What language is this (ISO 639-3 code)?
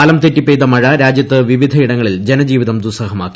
mal